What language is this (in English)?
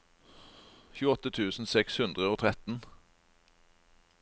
Norwegian